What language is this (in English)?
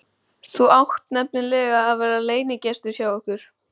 Icelandic